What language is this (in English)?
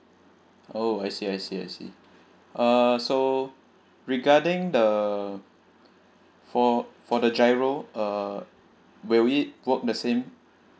English